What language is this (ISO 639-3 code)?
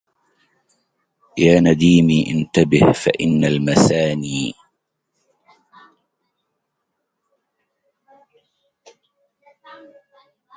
ara